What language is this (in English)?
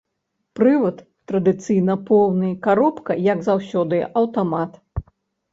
Belarusian